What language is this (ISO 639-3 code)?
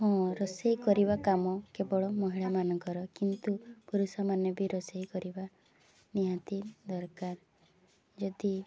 ori